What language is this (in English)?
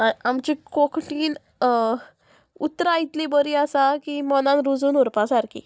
Konkani